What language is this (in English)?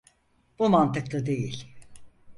Turkish